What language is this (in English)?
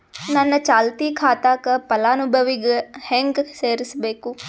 Kannada